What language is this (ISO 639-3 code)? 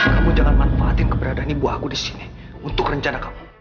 ind